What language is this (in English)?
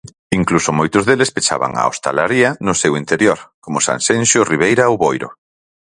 Galician